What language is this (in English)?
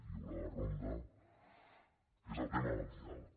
Catalan